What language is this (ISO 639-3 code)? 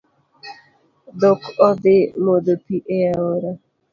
luo